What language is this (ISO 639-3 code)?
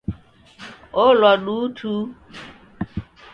dav